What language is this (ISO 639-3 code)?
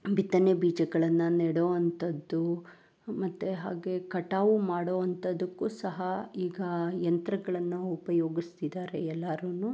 kan